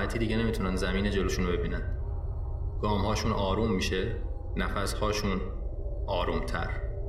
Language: Persian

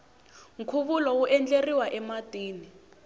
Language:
Tsonga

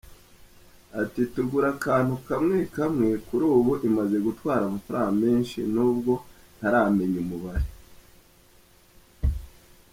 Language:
Kinyarwanda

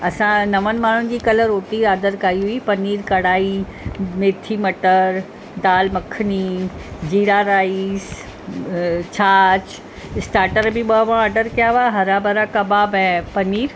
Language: Sindhi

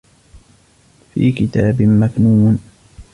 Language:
Arabic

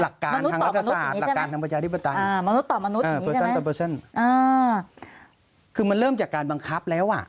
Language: Thai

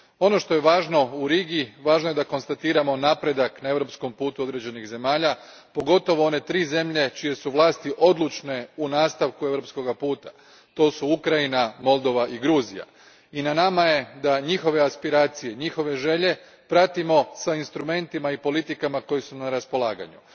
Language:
Croatian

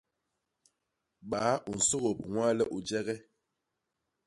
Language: Basaa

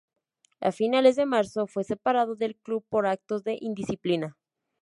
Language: Spanish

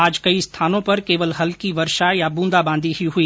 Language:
Hindi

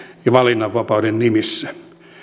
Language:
Finnish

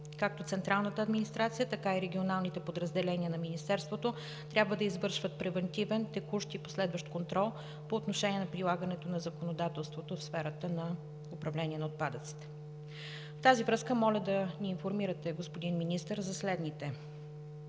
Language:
Bulgarian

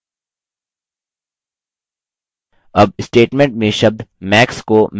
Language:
Hindi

